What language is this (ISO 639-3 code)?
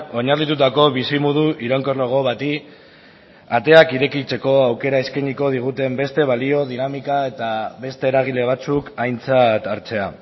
eus